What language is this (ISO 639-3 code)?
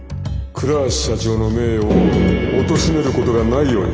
jpn